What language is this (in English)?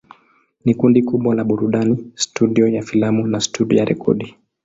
Swahili